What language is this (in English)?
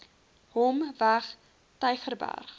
Afrikaans